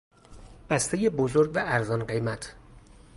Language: Persian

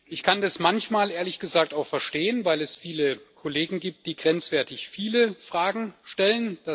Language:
German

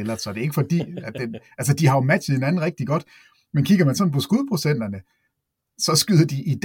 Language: Danish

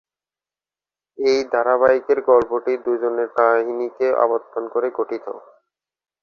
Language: Bangla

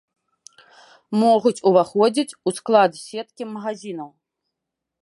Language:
Belarusian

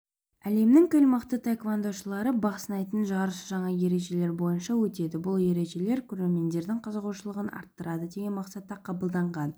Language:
Kazakh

